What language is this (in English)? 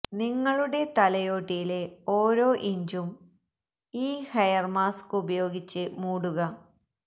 Malayalam